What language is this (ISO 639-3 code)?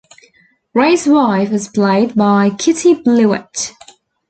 eng